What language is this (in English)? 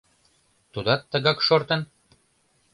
Mari